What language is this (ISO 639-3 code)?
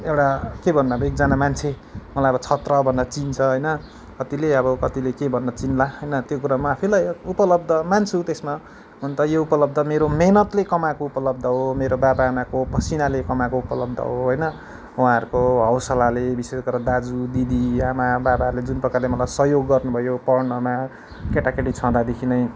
nep